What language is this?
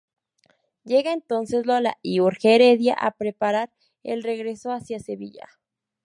Spanish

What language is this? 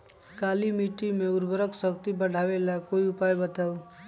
Magahi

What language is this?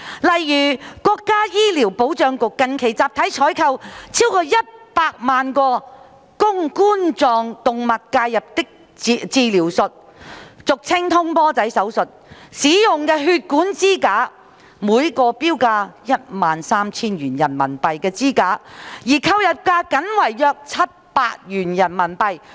Cantonese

